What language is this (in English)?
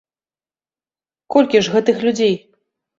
Belarusian